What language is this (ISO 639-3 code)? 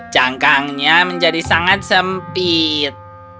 ind